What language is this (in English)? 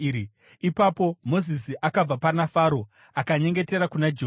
Shona